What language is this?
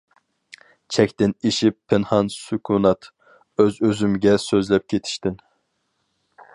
Uyghur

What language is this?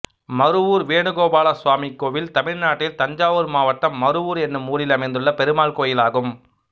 Tamil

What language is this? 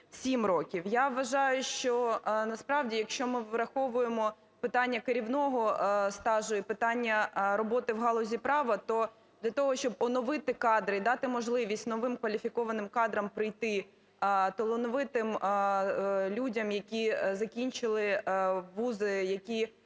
Ukrainian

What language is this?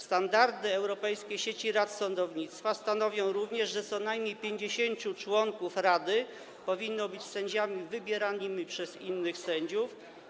Polish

